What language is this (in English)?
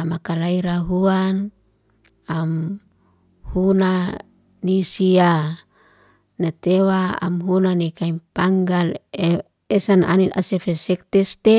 Liana-Seti